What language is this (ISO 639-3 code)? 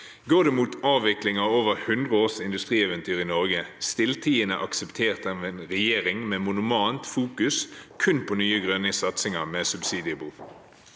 nor